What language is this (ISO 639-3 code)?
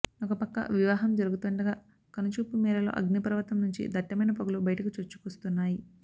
tel